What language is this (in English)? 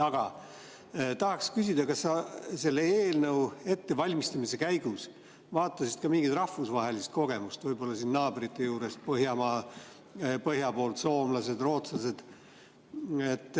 Estonian